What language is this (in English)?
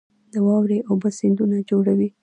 Pashto